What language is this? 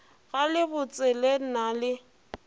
Northern Sotho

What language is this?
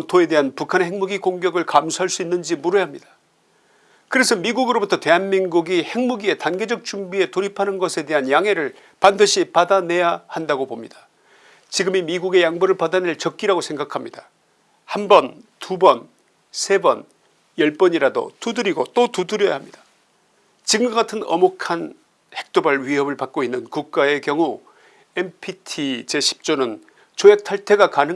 Korean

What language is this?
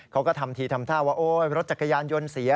Thai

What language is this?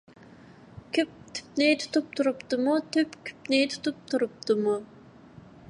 Uyghur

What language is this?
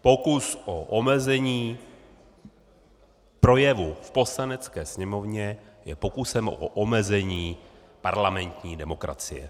Czech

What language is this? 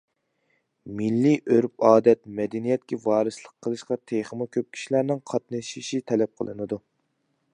Uyghur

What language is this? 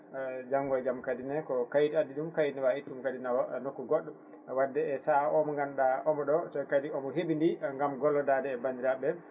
Fula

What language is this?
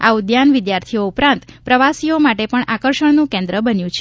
Gujarati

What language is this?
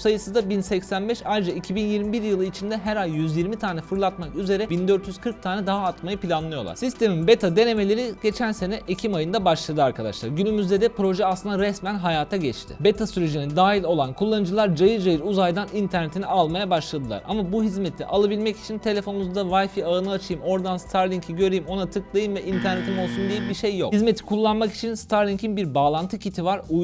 Turkish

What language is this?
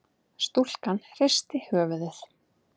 Icelandic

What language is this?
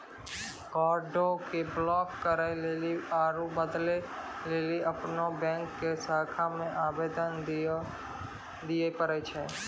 Maithili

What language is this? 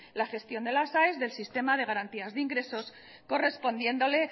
Spanish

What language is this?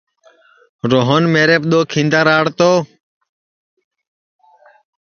Sansi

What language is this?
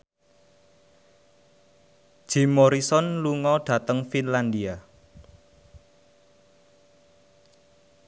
Javanese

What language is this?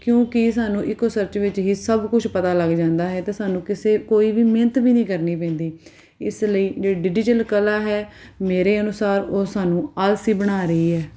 Punjabi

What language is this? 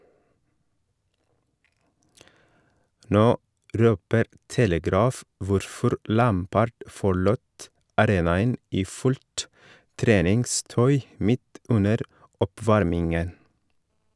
Norwegian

